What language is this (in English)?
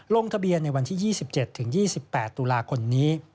Thai